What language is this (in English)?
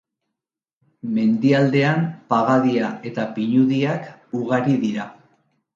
Basque